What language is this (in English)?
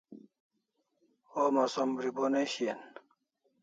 Kalasha